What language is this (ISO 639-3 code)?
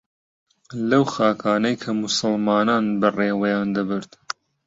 ckb